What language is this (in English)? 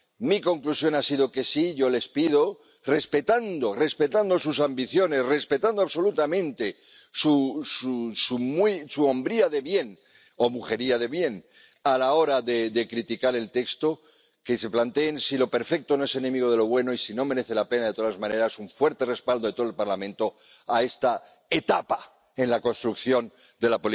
Spanish